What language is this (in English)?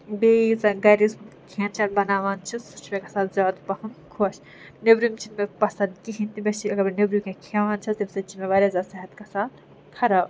Kashmiri